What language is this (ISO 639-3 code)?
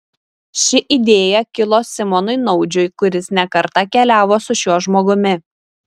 lit